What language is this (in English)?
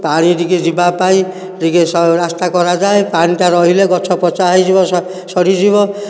Odia